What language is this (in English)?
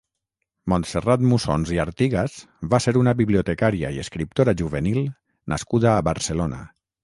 Catalan